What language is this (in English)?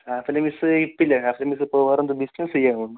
Malayalam